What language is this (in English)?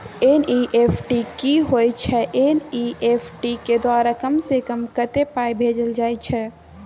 Maithili